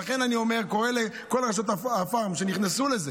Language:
Hebrew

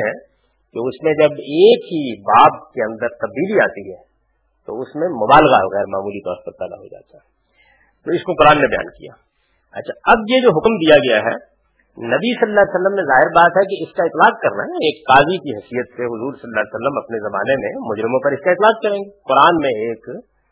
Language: Urdu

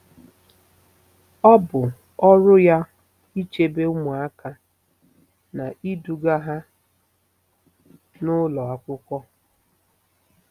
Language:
Igbo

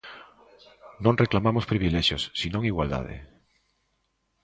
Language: Galician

